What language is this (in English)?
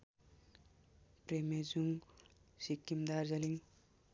Nepali